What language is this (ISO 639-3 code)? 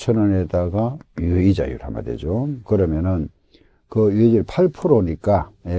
kor